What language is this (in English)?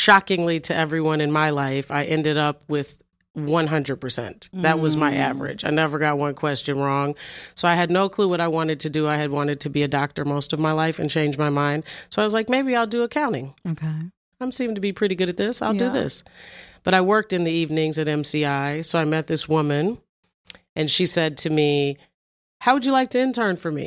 English